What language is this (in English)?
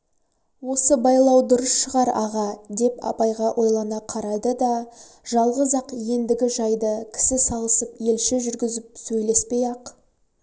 Kazakh